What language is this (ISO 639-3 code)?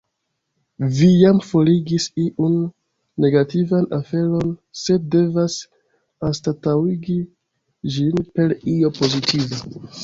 epo